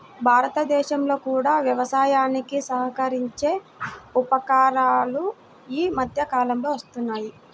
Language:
Telugu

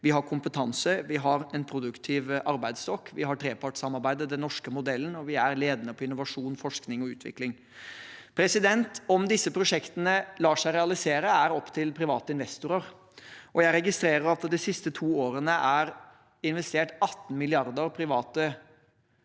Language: Norwegian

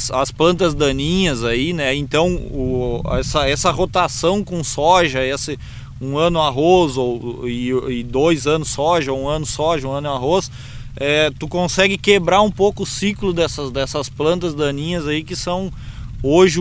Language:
Portuguese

